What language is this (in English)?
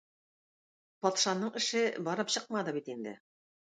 Tatar